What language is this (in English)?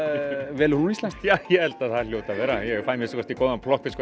Icelandic